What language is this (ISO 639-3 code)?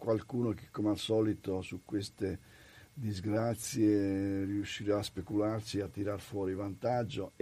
ita